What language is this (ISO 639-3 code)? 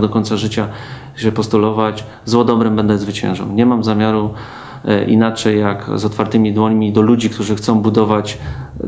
pol